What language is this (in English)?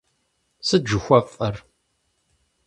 Kabardian